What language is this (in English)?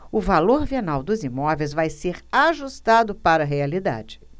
Portuguese